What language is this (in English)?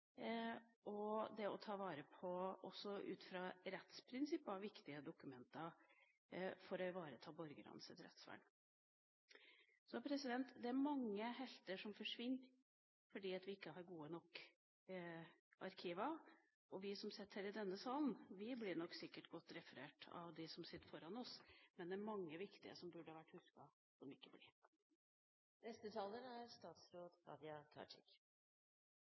Norwegian